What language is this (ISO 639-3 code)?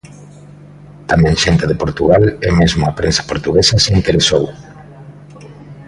glg